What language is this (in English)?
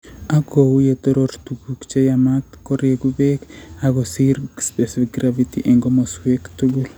Kalenjin